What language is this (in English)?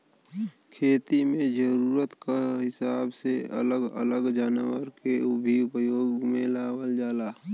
Bhojpuri